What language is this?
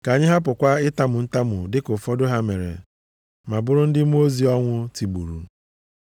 Igbo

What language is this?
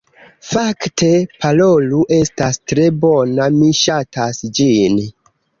Esperanto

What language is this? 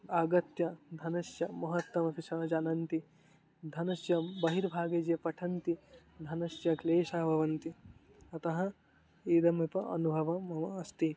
Sanskrit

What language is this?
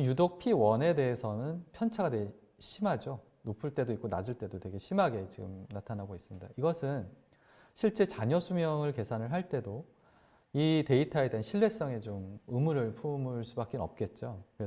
Korean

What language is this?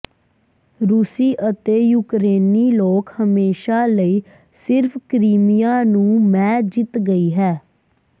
Punjabi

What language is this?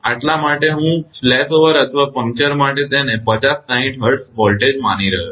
Gujarati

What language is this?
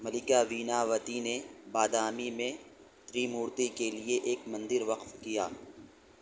Urdu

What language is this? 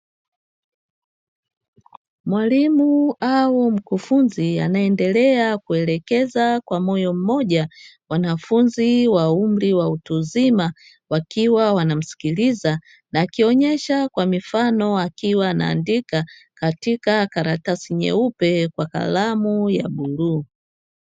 Swahili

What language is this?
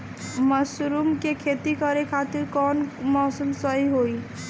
Bhojpuri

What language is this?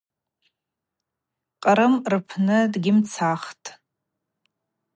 Abaza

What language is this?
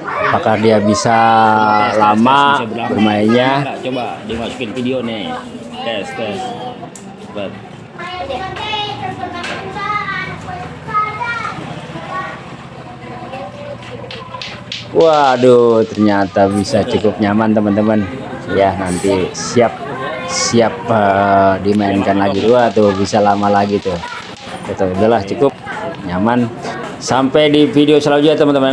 Indonesian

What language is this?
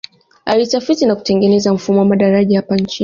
Swahili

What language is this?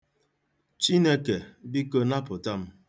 Igbo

